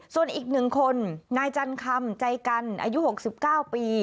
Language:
Thai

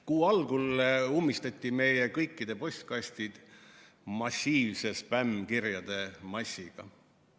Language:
Estonian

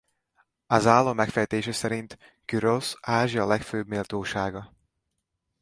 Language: Hungarian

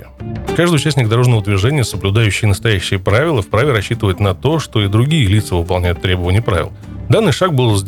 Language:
Russian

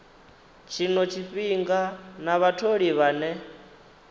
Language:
Venda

